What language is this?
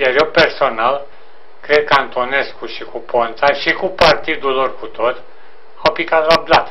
Romanian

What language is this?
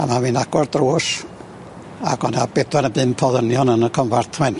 Welsh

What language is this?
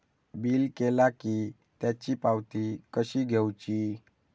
Marathi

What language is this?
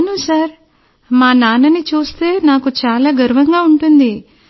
Telugu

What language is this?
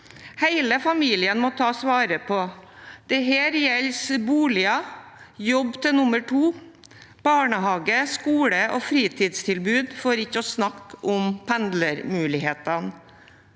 Norwegian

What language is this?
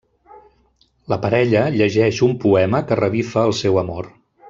Catalan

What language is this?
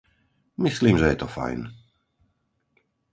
Slovak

